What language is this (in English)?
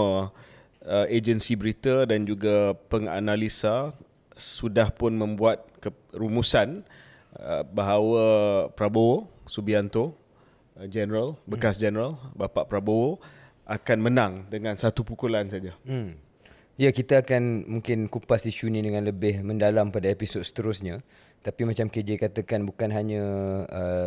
Malay